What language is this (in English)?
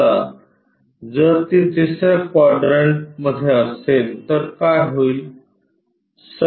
Marathi